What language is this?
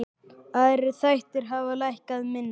Icelandic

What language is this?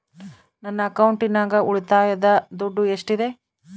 Kannada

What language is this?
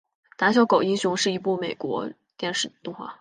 Chinese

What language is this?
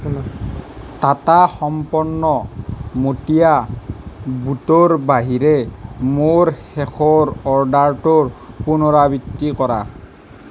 Assamese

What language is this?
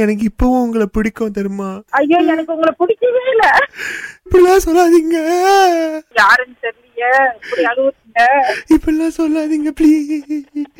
Tamil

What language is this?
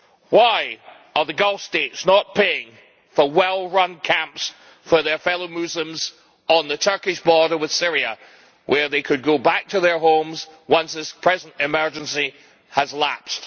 English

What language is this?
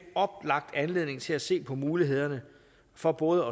Danish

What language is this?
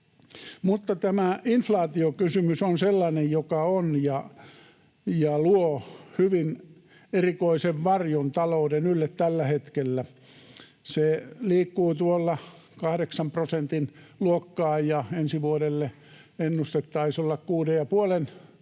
Finnish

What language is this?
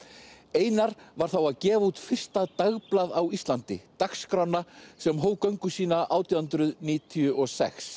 Icelandic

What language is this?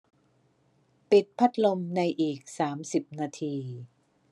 Thai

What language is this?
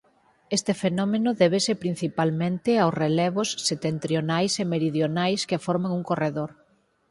Galician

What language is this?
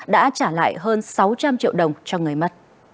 Vietnamese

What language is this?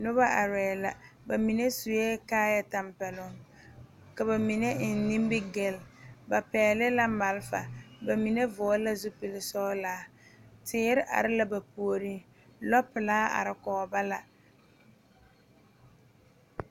Southern Dagaare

